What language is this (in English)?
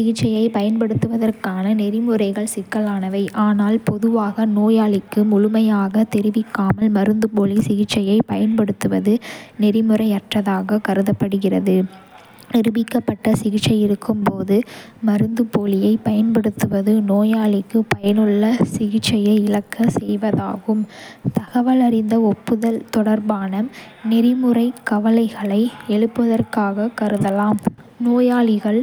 Kota (India)